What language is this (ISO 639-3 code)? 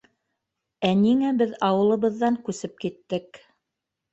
bak